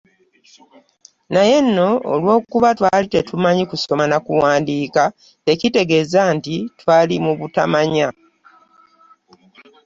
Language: Ganda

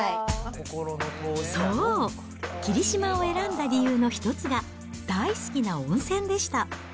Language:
Japanese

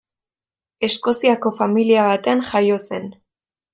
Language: Basque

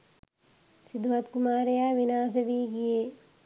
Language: Sinhala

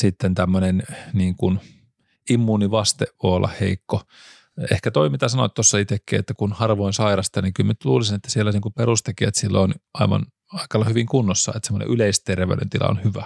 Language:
Finnish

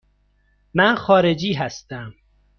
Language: Persian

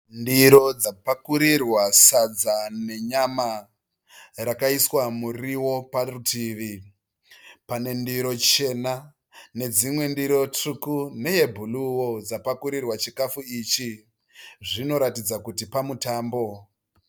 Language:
Shona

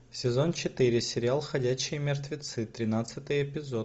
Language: Russian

